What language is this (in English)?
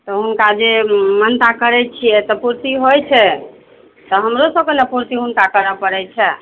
Maithili